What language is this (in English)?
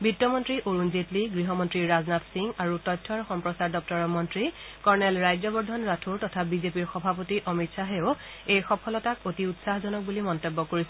Assamese